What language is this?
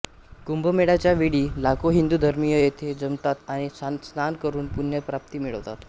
Marathi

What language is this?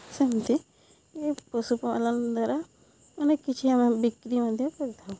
Odia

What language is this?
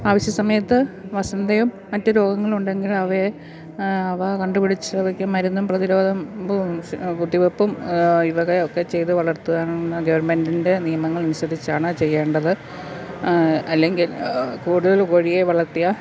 Malayalam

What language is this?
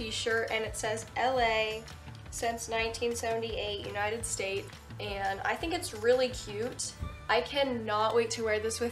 English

